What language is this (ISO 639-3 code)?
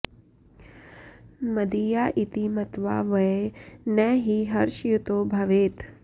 san